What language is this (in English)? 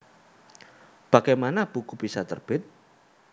Javanese